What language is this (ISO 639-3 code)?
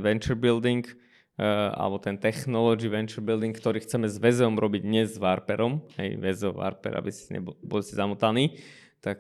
slk